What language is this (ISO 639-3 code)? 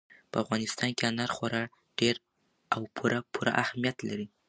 pus